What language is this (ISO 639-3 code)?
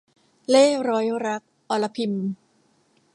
tha